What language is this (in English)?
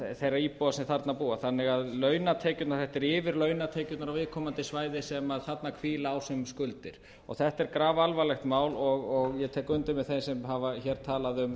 Icelandic